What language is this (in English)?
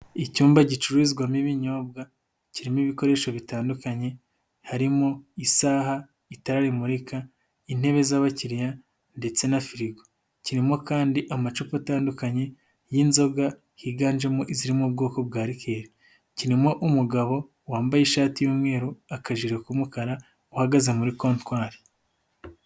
Kinyarwanda